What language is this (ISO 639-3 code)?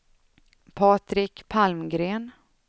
swe